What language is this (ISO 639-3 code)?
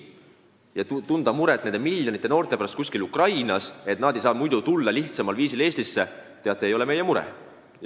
est